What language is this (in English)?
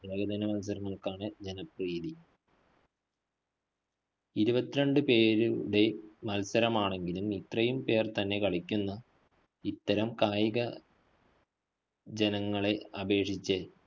Malayalam